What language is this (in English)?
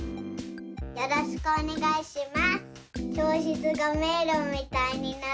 Japanese